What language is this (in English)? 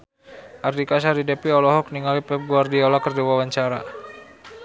Sundanese